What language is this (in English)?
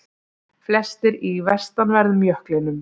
Icelandic